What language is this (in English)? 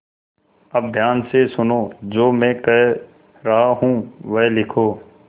Hindi